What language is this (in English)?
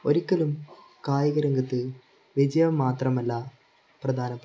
Malayalam